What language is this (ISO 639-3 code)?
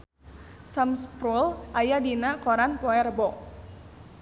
sun